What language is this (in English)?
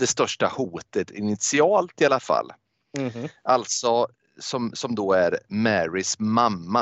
Swedish